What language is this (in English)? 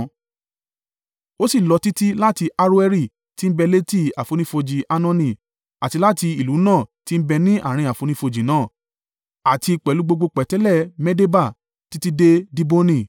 Yoruba